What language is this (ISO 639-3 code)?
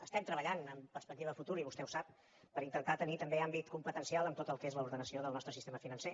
cat